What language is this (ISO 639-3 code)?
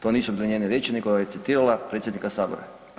hrv